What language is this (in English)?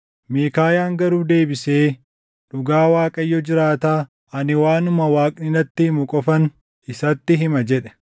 Oromo